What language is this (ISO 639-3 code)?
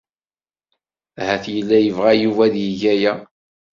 kab